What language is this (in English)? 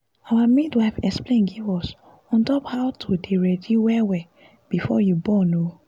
Nigerian Pidgin